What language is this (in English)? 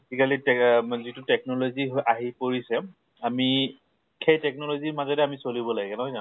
Assamese